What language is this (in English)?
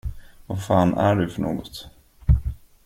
Swedish